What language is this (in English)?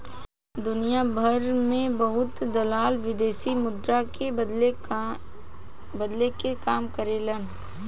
Bhojpuri